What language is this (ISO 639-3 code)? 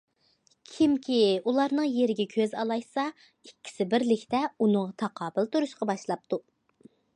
uig